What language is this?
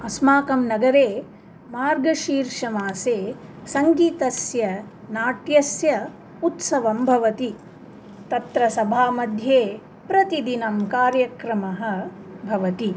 Sanskrit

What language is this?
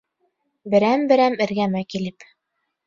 Bashkir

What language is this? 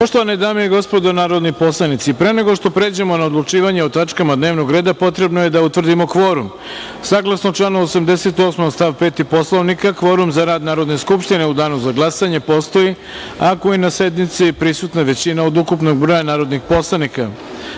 Serbian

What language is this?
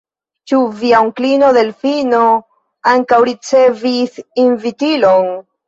Esperanto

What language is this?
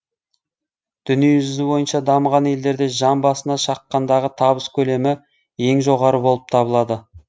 Kazakh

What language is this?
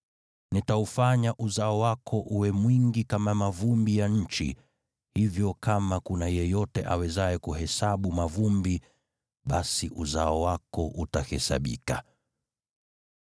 Swahili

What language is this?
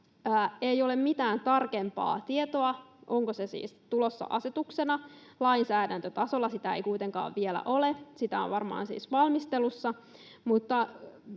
Finnish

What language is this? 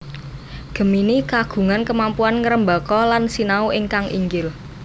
Javanese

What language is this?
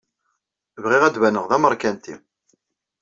Kabyle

